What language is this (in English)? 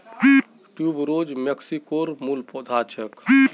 Magahi